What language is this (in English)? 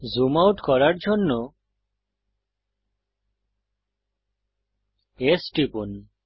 Bangla